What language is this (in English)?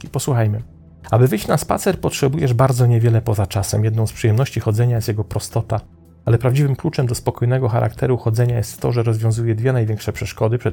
Polish